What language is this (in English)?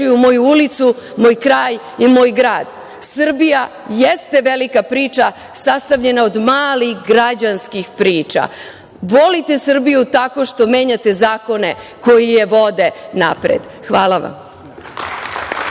Serbian